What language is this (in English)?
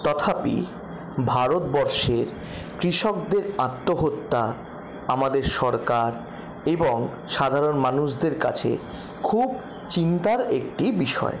Bangla